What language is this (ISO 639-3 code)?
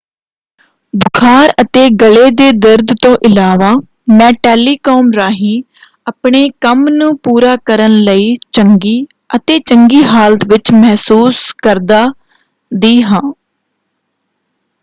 pan